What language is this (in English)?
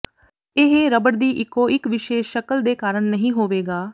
Punjabi